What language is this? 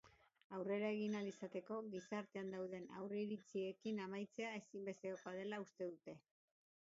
Basque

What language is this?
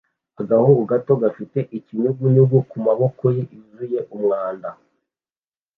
Kinyarwanda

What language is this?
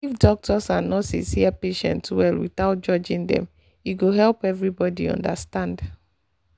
Nigerian Pidgin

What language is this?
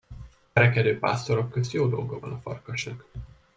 Hungarian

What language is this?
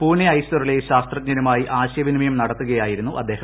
Malayalam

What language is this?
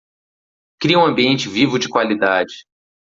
Portuguese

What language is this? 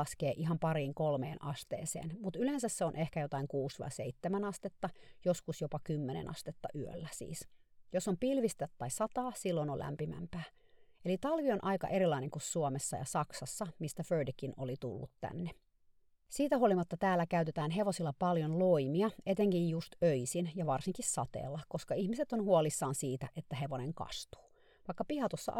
Finnish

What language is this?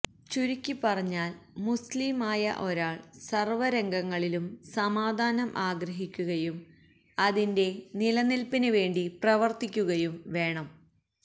Malayalam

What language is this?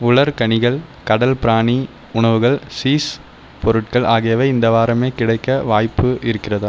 Tamil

